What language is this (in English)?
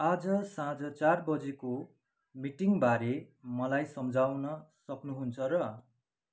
Nepali